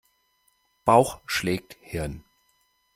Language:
German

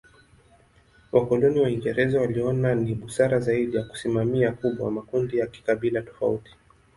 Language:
Swahili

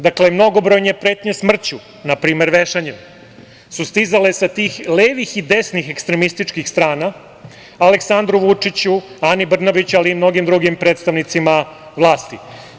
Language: Serbian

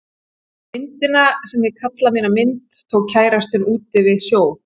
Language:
Icelandic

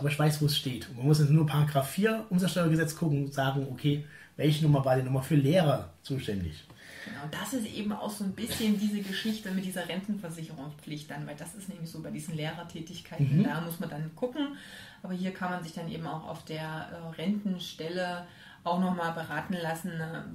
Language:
German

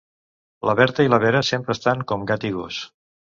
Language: Catalan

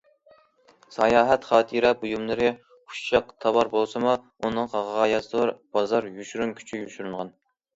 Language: Uyghur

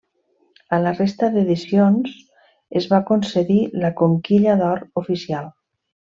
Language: Catalan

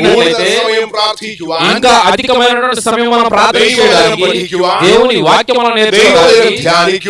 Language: Portuguese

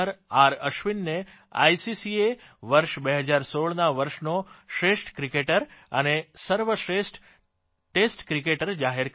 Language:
Gujarati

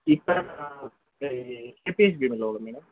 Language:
Telugu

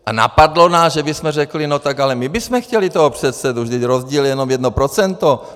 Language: Czech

